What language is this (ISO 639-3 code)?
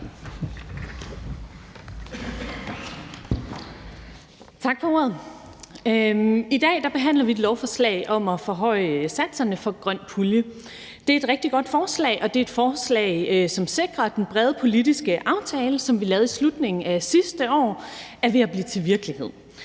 dan